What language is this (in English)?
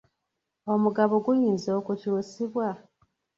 Ganda